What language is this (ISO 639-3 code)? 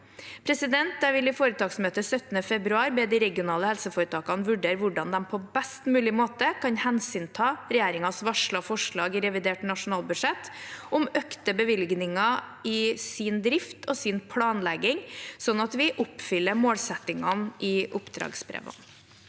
nor